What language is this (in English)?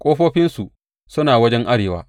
Hausa